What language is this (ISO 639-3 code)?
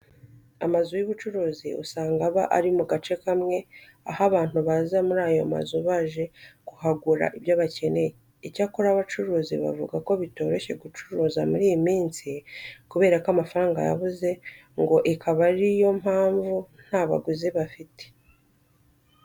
kin